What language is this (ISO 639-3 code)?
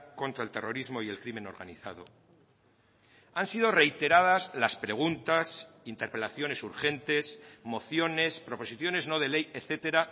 spa